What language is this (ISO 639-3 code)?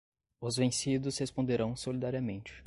por